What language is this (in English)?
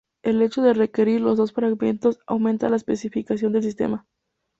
Spanish